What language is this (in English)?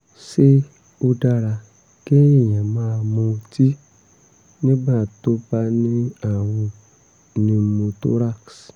Yoruba